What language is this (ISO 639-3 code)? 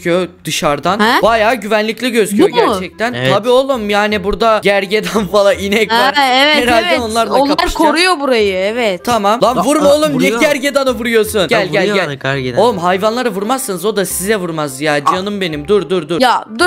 tur